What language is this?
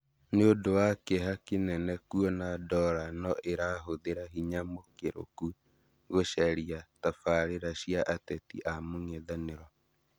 Kikuyu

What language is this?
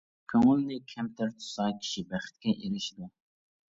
Uyghur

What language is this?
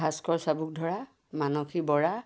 Assamese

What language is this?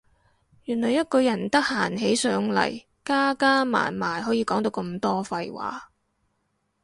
Cantonese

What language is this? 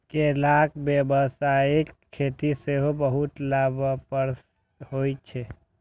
Maithili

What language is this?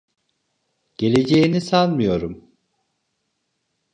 Turkish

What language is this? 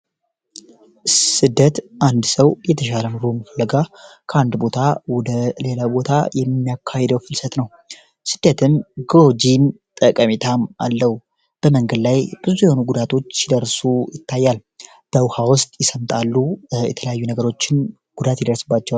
Amharic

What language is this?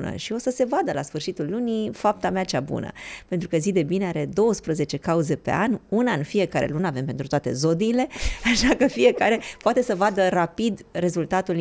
Romanian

